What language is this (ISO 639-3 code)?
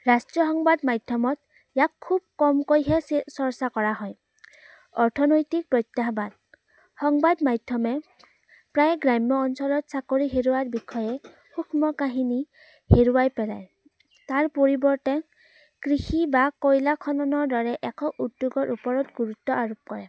asm